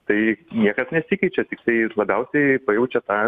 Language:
Lithuanian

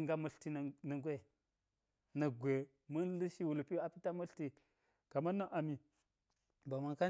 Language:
Geji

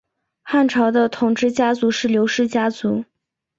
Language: Chinese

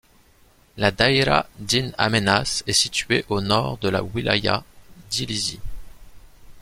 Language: French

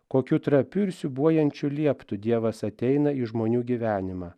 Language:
Lithuanian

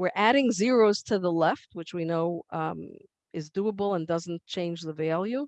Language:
English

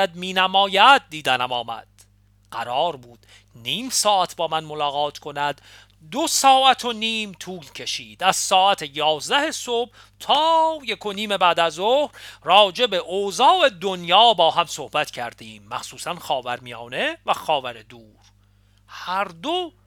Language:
Persian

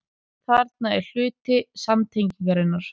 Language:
Icelandic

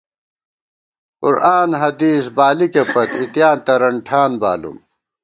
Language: Gawar-Bati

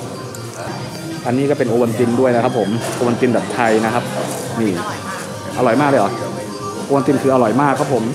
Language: Thai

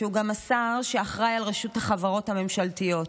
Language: Hebrew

